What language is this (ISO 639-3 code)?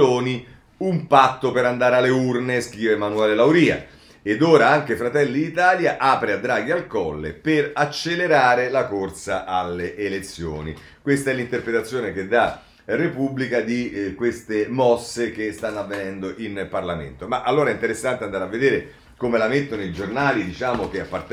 ita